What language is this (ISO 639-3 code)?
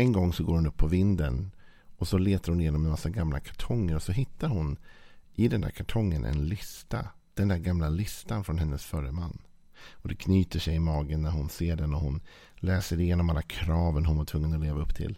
swe